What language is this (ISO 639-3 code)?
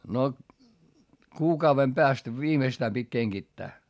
fin